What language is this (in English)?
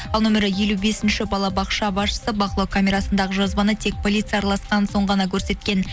Kazakh